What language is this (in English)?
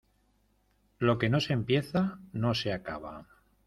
Spanish